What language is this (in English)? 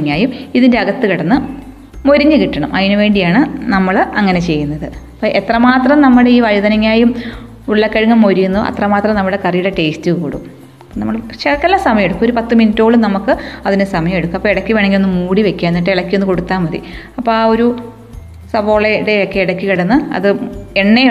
Malayalam